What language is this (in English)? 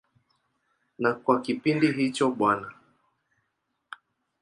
Swahili